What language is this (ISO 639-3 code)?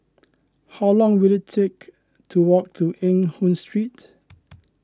eng